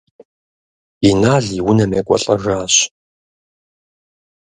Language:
Kabardian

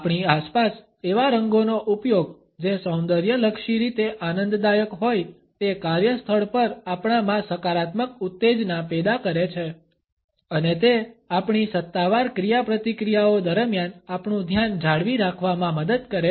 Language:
Gujarati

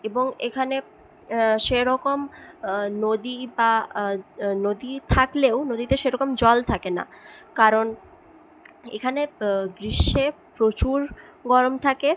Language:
Bangla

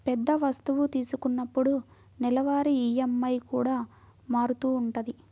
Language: Telugu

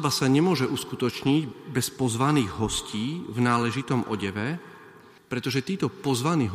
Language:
Slovak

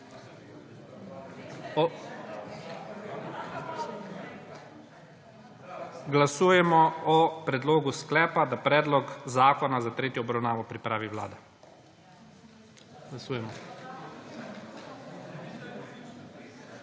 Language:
Slovenian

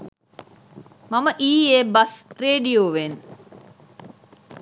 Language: Sinhala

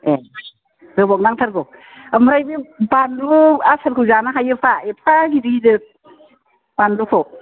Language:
Bodo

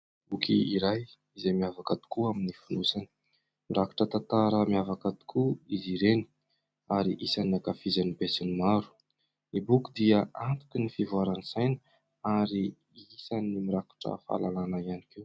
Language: Malagasy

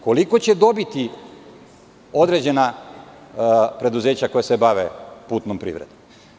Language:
Serbian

